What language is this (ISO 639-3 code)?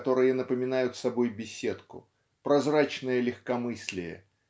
rus